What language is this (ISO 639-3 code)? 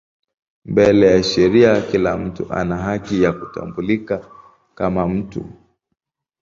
swa